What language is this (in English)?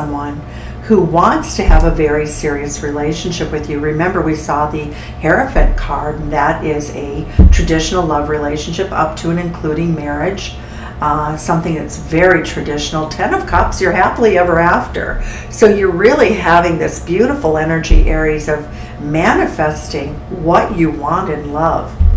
English